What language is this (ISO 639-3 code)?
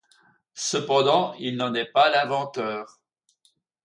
fra